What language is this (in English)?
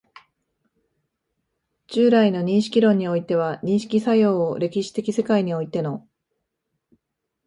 Japanese